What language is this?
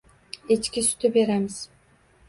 Uzbek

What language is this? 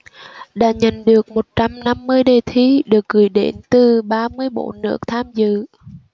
Vietnamese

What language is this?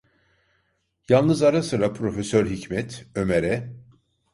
Turkish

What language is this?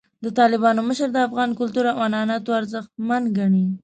Pashto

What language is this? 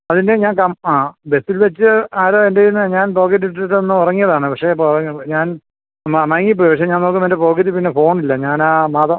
Malayalam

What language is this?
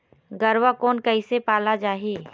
Chhattisgarhi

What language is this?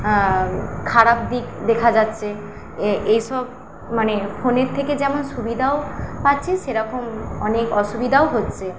Bangla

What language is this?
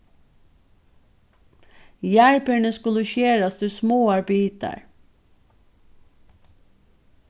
Faroese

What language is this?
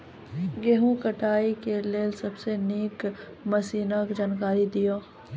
Maithili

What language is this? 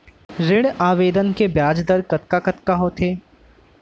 Chhattisgarhi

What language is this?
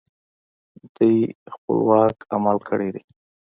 Pashto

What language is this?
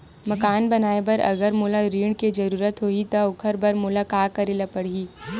Chhattisgarhi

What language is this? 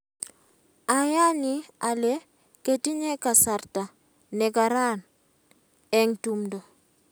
Kalenjin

